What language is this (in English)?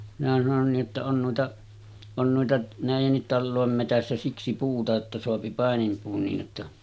Finnish